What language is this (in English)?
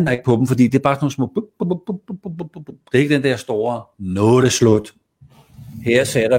Danish